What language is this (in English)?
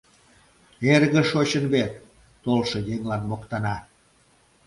Mari